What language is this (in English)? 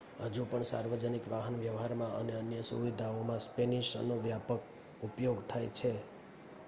Gujarati